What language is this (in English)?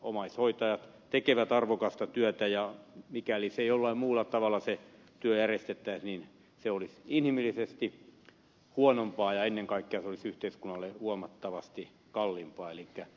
Finnish